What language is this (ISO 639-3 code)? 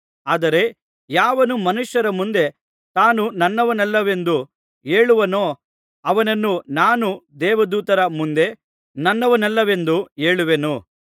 kan